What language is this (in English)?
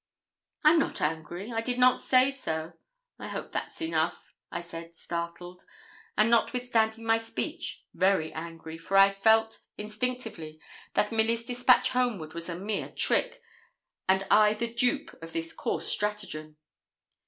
English